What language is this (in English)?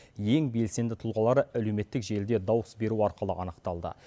Kazakh